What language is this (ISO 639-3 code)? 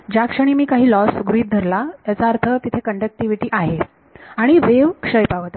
mar